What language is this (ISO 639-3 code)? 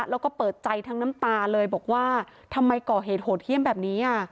tha